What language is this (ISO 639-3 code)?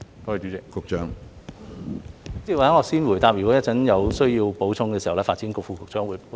yue